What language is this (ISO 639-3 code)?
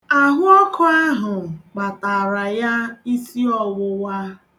ibo